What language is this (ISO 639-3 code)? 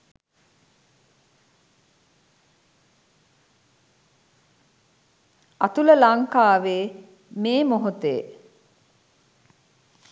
sin